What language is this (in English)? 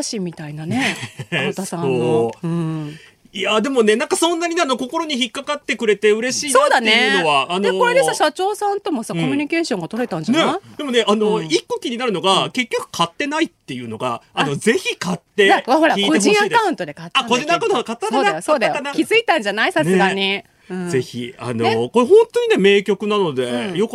Japanese